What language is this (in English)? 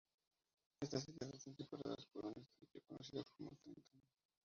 Spanish